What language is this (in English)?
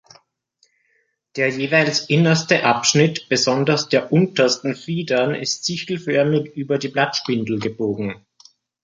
German